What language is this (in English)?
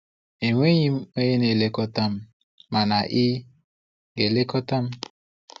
Igbo